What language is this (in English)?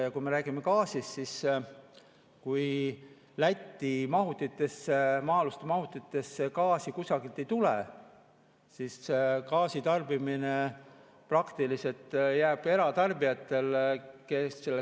Estonian